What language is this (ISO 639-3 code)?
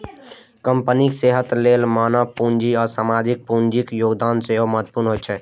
mai